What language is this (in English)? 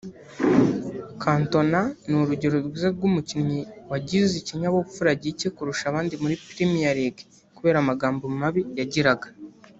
Kinyarwanda